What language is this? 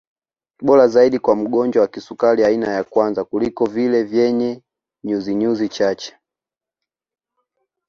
Swahili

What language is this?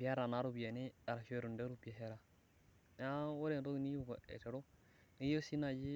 Masai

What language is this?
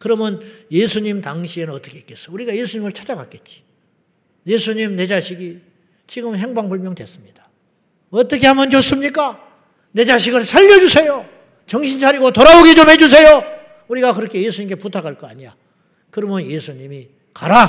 Korean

